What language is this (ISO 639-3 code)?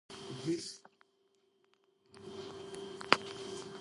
kat